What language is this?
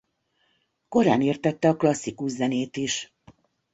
Hungarian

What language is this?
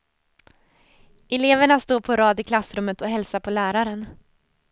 Swedish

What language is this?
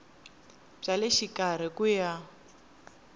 Tsonga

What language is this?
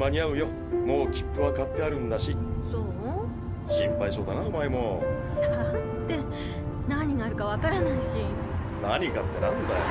Japanese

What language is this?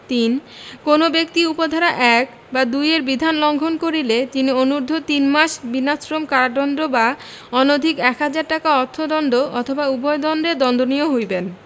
Bangla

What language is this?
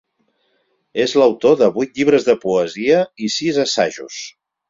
Catalan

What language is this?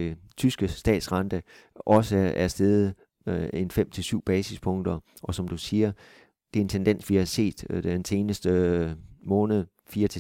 Danish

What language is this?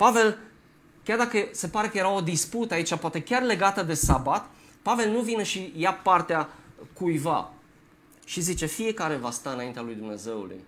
Romanian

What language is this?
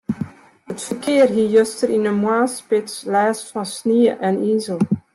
Western Frisian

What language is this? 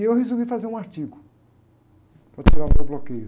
Portuguese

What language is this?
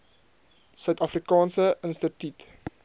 Afrikaans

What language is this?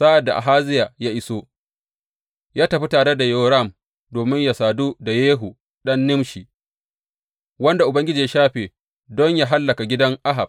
Hausa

